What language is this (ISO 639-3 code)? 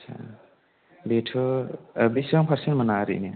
brx